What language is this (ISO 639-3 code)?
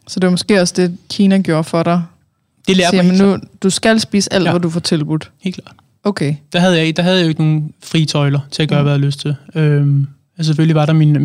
dan